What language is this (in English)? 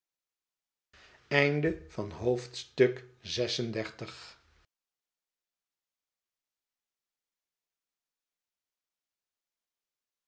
Dutch